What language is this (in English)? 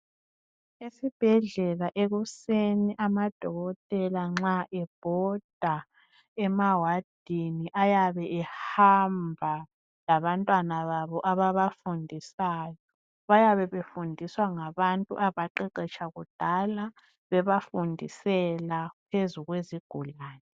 North Ndebele